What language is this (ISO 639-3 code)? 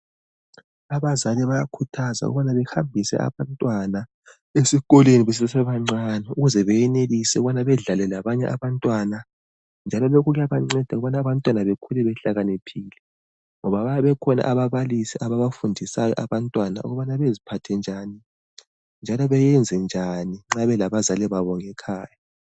nde